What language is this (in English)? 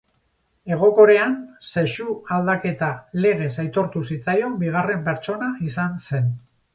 Basque